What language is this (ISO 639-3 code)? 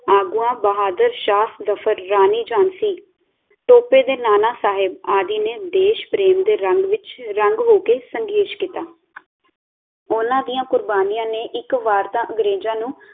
pan